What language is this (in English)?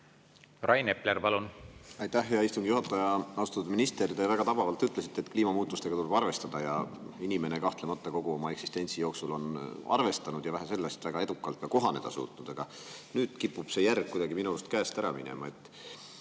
Estonian